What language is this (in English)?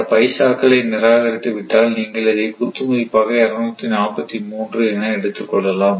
Tamil